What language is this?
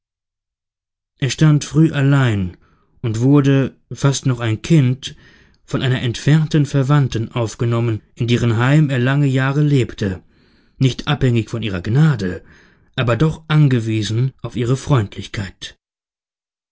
German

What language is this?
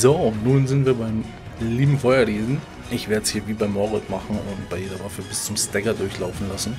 German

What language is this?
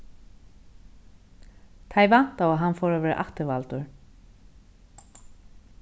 Faroese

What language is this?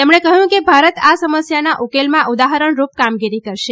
Gujarati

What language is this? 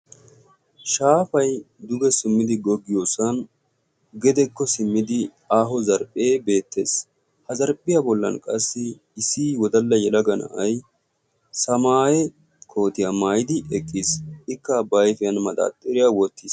Wolaytta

